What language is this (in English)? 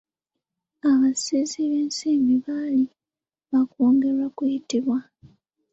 Ganda